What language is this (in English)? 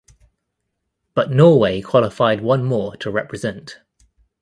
English